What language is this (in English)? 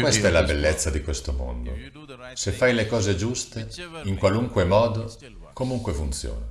Italian